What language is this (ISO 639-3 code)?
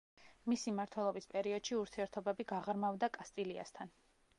kat